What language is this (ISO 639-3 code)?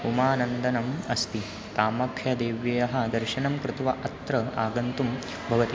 san